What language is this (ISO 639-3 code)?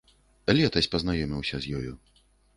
bel